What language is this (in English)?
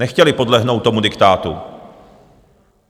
Czech